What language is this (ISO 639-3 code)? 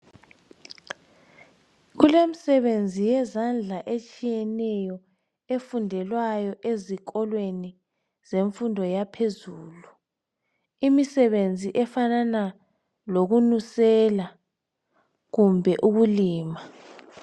nde